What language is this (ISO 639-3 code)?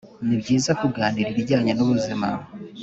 kin